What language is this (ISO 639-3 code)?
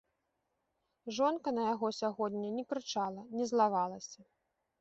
bel